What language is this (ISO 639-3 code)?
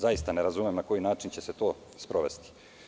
srp